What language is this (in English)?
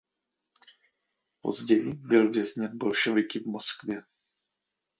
Czech